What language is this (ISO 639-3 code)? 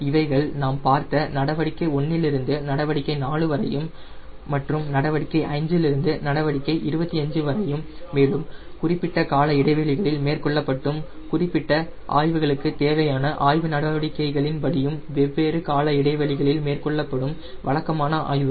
tam